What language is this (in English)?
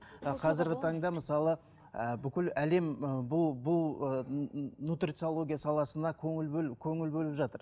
Kazakh